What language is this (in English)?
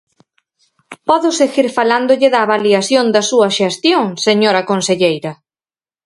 Galician